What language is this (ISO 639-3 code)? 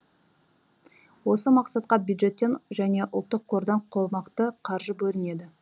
kaz